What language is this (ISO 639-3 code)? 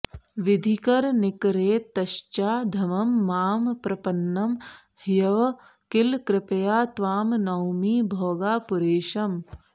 san